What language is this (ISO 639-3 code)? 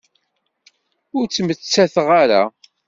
kab